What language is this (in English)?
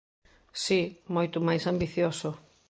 Galician